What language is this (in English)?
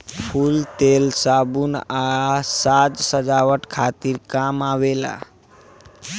Bhojpuri